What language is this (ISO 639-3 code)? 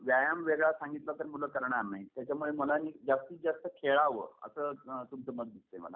mar